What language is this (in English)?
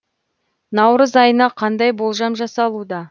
Kazakh